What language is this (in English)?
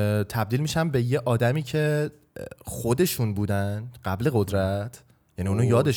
Persian